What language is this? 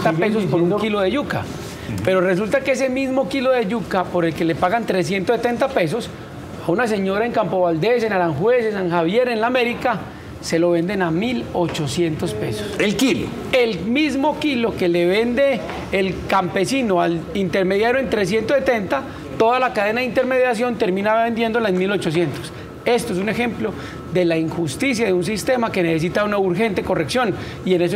Spanish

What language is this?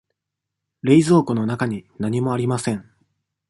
Japanese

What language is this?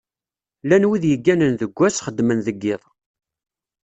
Kabyle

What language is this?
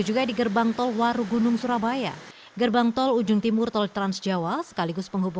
Indonesian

